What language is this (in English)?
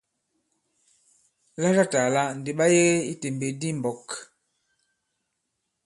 Bankon